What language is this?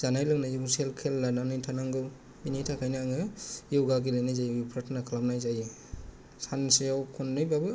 Bodo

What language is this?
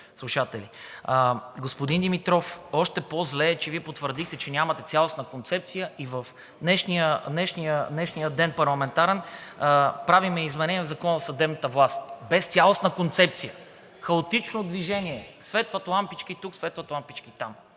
Bulgarian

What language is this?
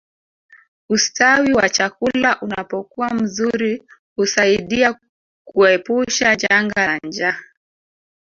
Swahili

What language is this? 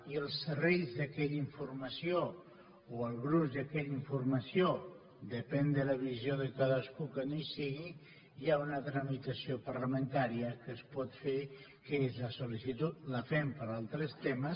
Catalan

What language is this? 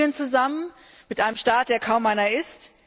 German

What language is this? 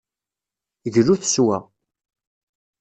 Kabyle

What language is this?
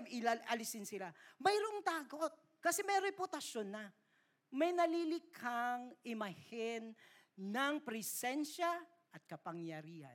Filipino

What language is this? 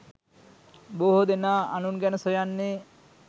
Sinhala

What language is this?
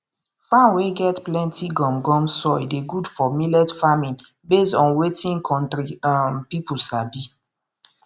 Nigerian Pidgin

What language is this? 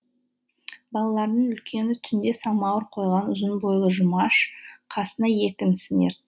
Kazakh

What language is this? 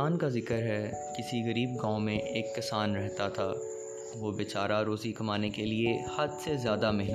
Urdu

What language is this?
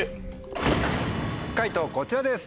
Japanese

